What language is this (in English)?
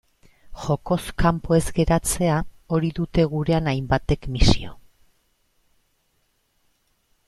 Basque